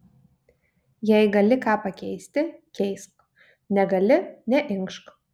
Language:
Lithuanian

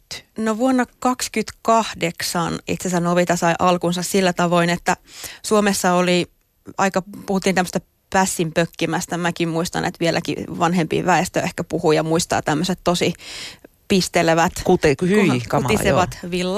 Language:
Finnish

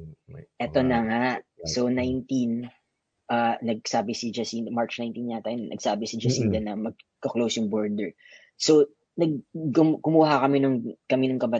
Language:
Filipino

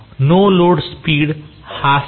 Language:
Marathi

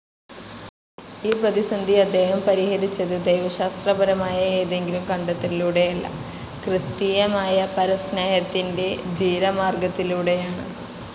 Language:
Malayalam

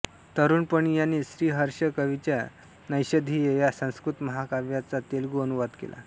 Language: Marathi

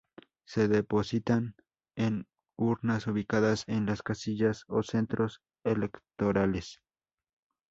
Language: Spanish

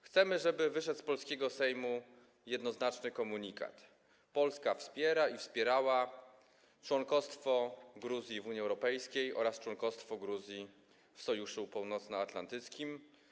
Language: Polish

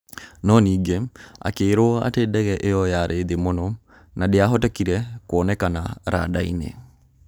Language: Kikuyu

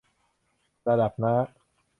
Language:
Thai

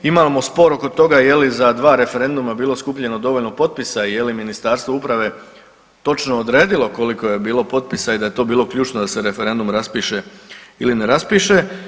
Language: Croatian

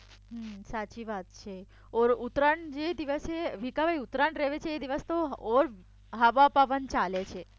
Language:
Gujarati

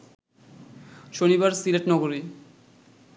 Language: Bangla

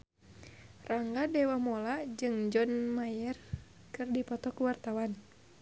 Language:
Sundanese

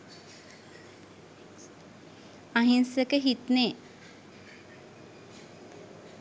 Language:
Sinhala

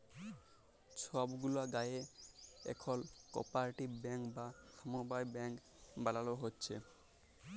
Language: Bangla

